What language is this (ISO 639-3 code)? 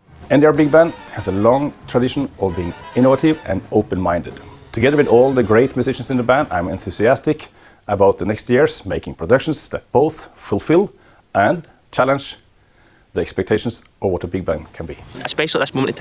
deu